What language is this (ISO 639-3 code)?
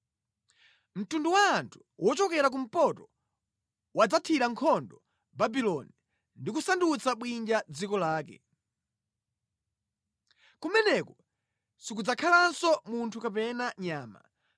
nya